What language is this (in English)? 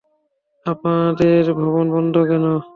Bangla